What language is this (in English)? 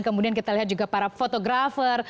Indonesian